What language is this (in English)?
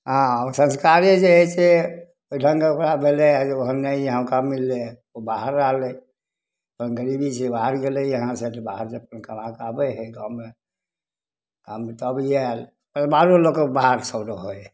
Maithili